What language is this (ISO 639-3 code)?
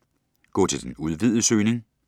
dan